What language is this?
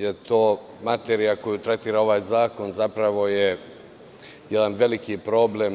Serbian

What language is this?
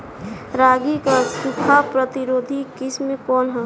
Bhojpuri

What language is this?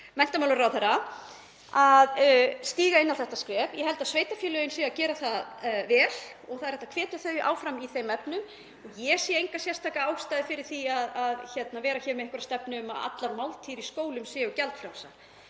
Icelandic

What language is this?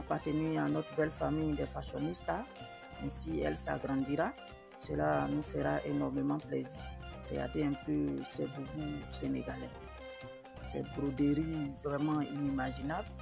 French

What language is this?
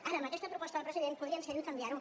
Catalan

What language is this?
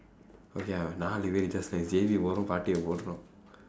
English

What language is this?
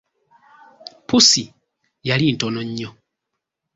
Ganda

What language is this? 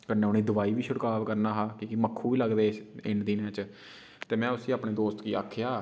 Dogri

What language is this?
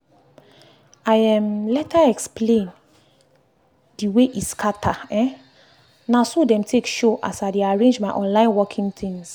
Nigerian Pidgin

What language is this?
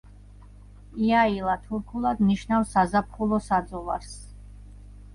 Georgian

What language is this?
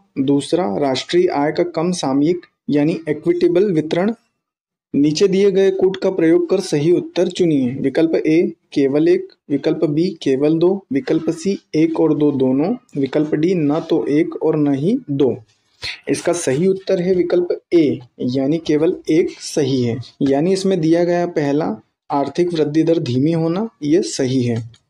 Hindi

